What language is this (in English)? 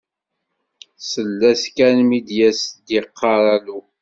Kabyle